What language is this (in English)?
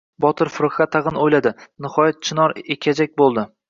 Uzbek